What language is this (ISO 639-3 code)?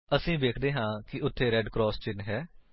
pan